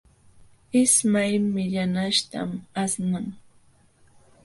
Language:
Jauja Wanca Quechua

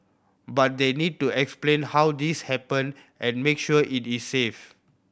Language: English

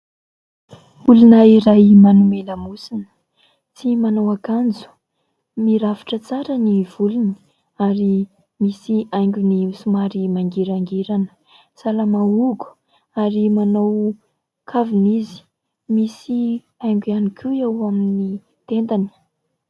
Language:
Malagasy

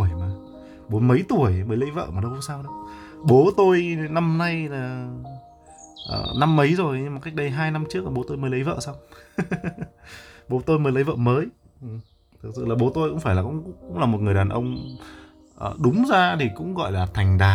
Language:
Vietnamese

